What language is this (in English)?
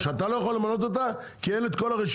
Hebrew